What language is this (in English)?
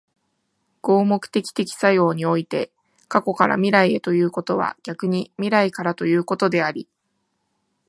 Japanese